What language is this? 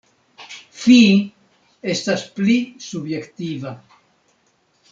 Esperanto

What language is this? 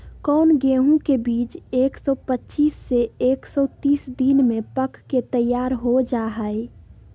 Magahi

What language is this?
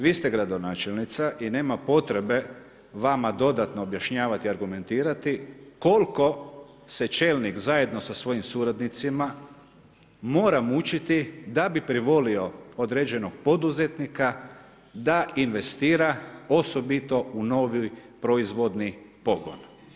Croatian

